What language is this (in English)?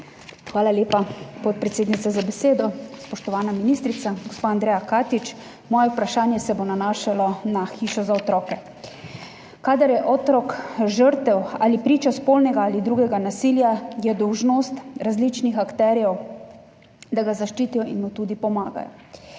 Slovenian